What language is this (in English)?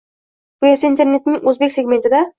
Uzbek